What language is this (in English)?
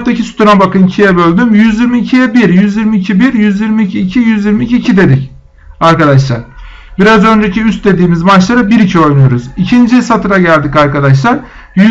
Turkish